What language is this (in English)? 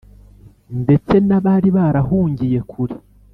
Kinyarwanda